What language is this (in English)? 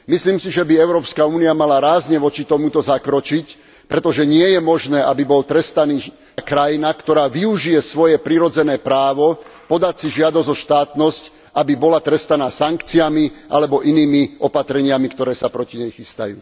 Slovak